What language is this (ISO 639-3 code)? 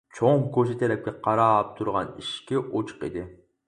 uig